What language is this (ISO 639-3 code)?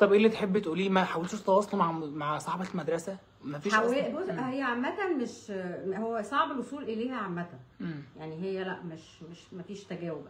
ara